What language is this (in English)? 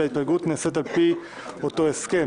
Hebrew